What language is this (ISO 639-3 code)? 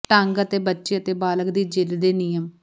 pan